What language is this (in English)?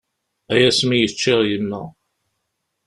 Kabyle